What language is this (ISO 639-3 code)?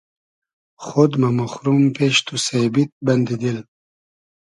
haz